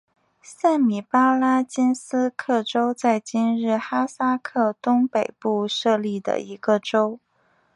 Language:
Chinese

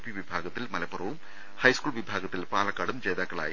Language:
Malayalam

